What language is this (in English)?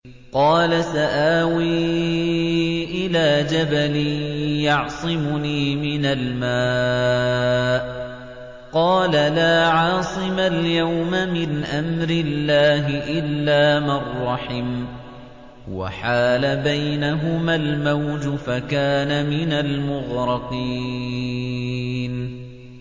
Arabic